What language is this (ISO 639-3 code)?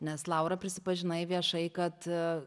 lit